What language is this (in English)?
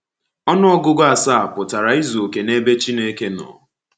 Igbo